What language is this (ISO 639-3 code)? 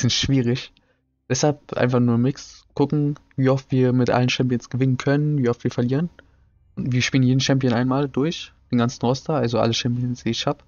deu